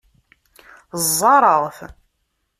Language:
Kabyle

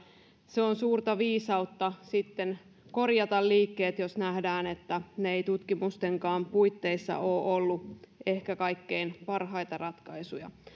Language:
Finnish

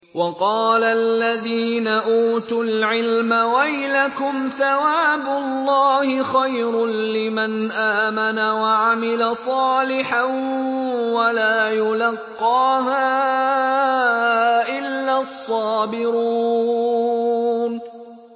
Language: Arabic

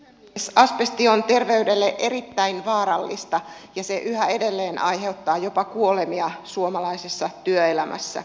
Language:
Finnish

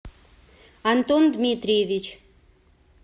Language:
Russian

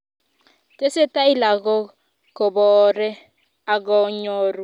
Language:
Kalenjin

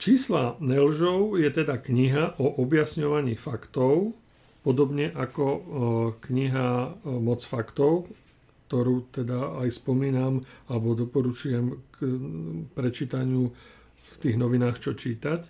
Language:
Slovak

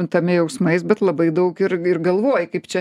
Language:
Lithuanian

